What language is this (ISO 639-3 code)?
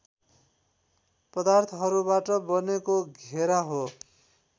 nep